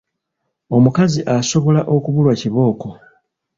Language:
Ganda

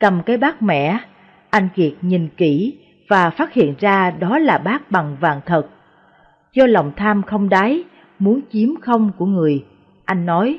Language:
Vietnamese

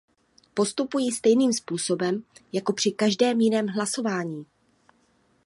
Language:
Czech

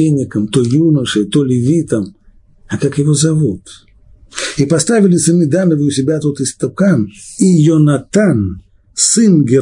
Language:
Russian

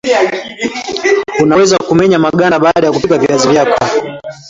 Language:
Swahili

